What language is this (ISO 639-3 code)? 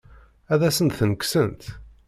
kab